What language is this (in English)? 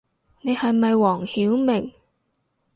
Cantonese